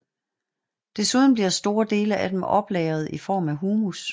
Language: Danish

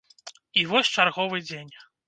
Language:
Belarusian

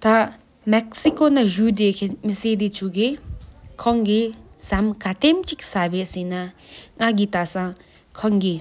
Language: Sikkimese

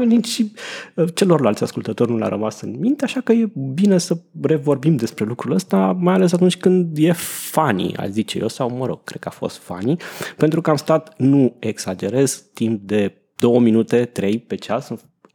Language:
Romanian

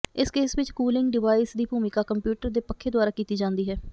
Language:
Punjabi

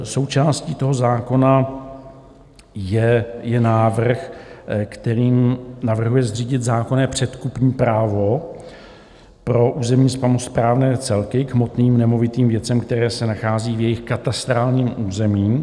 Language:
Czech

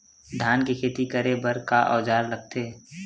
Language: Chhattisgarhi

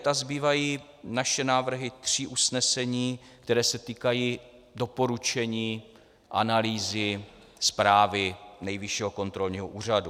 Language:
Czech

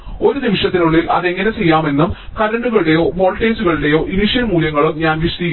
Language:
Malayalam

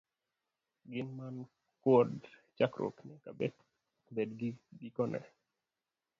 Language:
Luo (Kenya and Tanzania)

